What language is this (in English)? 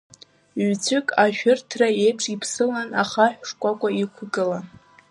Abkhazian